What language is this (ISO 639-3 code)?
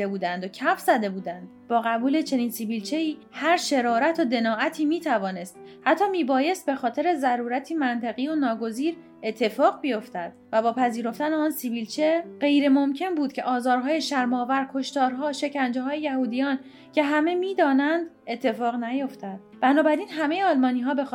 fas